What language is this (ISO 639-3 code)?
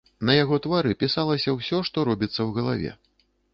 bel